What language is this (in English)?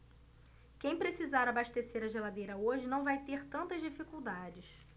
Portuguese